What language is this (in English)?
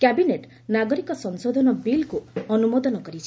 Odia